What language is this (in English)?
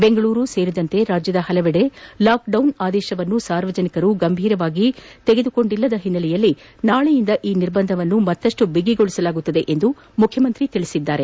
Kannada